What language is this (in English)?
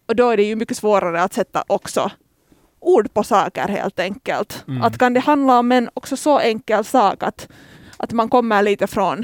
Swedish